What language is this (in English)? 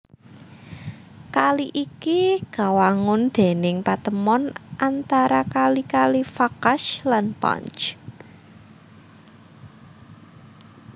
Javanese